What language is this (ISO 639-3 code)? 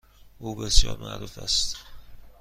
fas